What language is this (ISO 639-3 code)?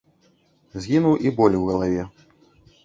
bel